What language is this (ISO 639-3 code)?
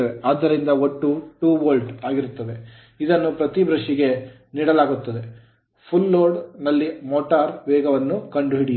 kan